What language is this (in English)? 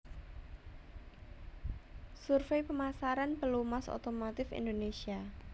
Javanese